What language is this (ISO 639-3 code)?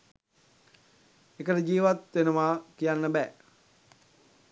sin